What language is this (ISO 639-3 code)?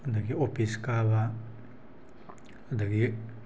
mni